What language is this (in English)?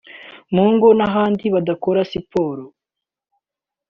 Kinyarwanda